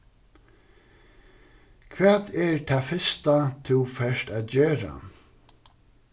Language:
Faroese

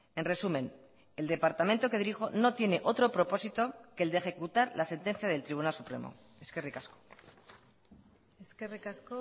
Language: Spanish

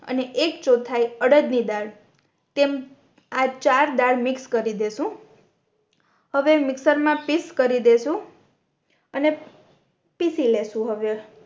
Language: Gujarati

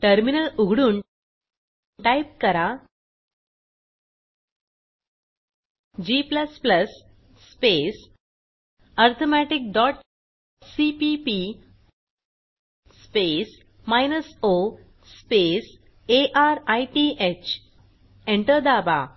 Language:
Marathi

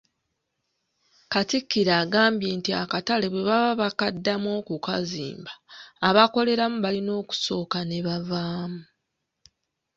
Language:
Ganda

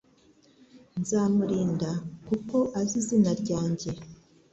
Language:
Kinyarwanda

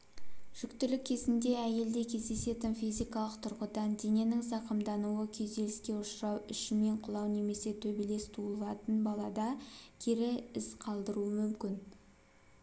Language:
Kazakh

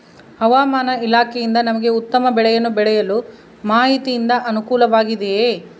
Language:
Kannada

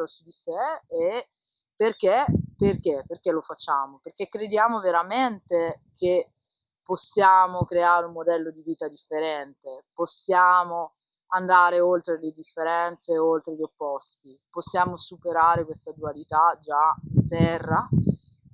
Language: Italian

